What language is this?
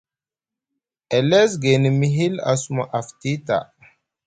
Musgu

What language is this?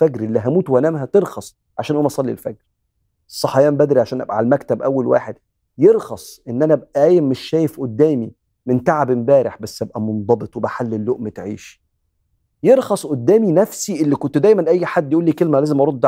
Arabic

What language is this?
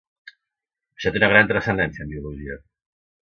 Catalan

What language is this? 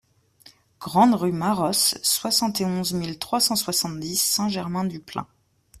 French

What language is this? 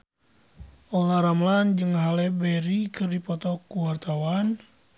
Sundanese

